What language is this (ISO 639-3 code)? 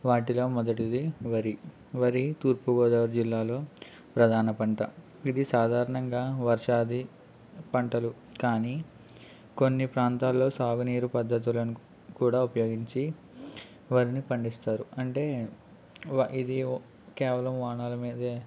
tel